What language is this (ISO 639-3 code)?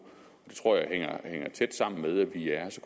dan